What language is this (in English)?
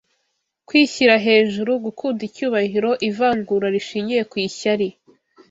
Kinyarwanda